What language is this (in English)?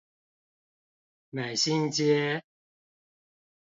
Chinese